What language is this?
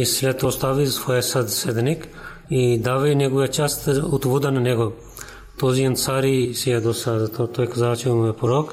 Bulgarian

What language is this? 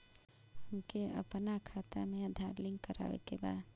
Bhojpuri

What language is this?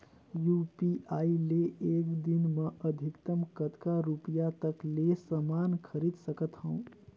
Chhattisgarhi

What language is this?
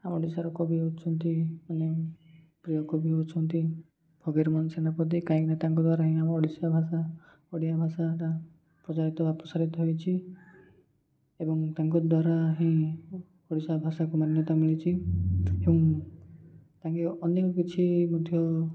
Odia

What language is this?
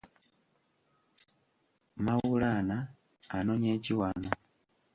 Ganda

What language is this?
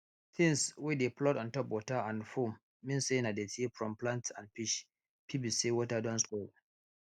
Nigerian Pidgin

